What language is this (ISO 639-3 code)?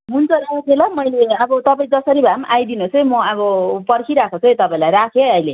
nep